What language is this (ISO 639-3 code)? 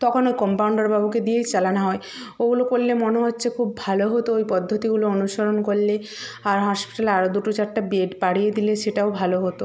ben